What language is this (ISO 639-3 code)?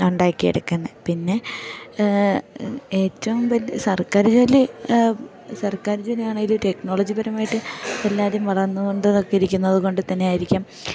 mal